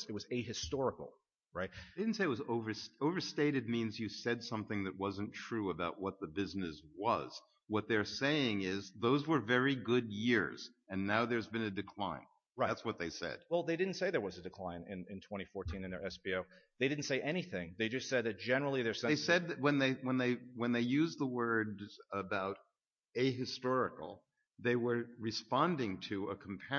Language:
English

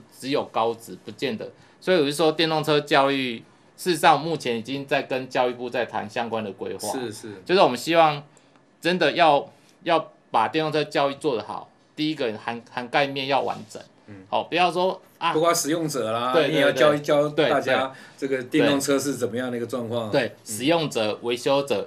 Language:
Chinese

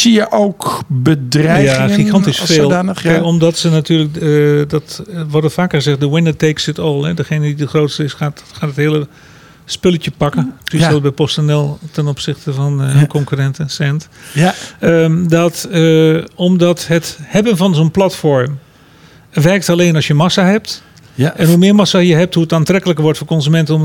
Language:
Dutch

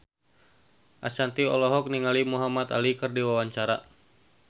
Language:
Sundanese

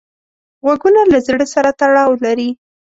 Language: Pashto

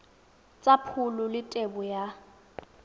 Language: Tswana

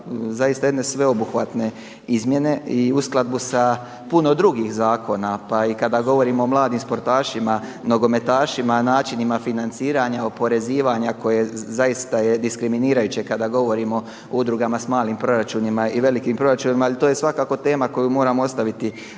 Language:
Croatian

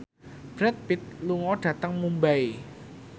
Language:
Javanese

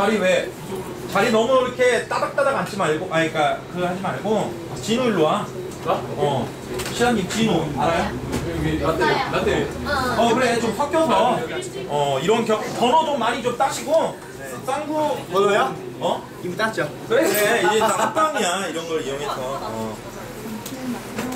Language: Korean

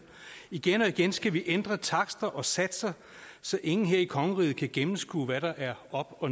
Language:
Danish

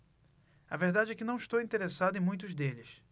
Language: Portuguese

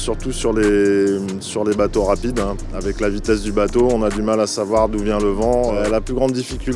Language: French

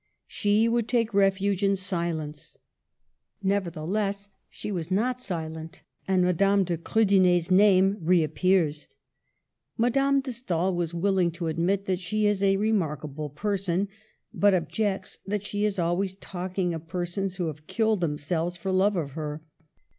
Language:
English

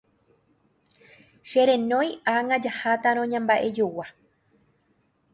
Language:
Guarani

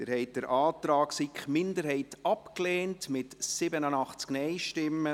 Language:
Swiss German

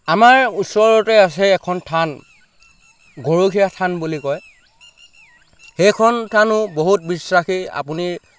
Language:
Assamese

